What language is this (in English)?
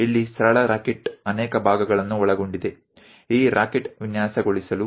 Gujarati